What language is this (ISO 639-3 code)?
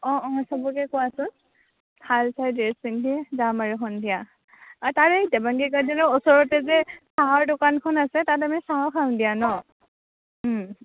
asm